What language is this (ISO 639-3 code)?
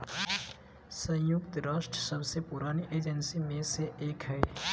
mag